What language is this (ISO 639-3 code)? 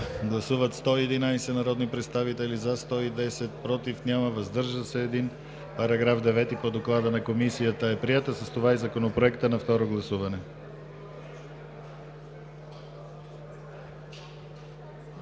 bul